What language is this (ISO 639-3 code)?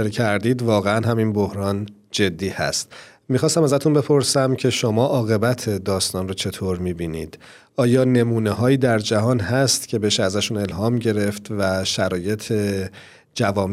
fas